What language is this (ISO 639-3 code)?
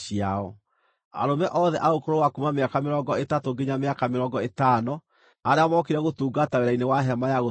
kik